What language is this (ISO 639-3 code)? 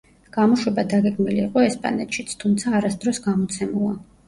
kat